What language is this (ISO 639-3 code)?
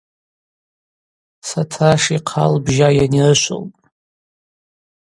abq